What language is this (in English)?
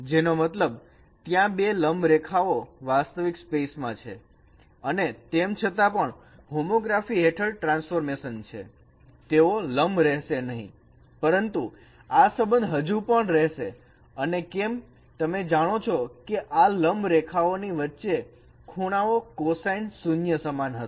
Gujarati